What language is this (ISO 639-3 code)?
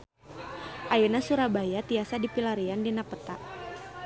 sun